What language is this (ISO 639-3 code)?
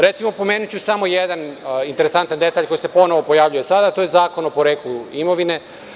srp